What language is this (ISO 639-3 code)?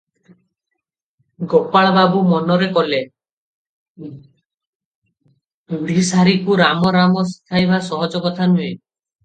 ori